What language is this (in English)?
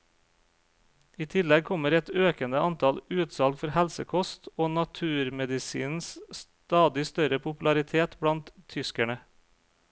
Norwegian